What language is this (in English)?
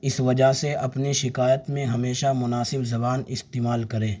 Urdu